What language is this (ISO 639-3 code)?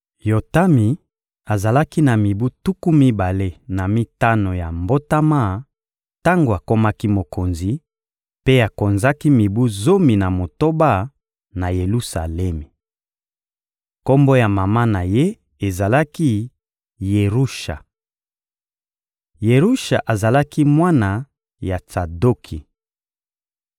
lin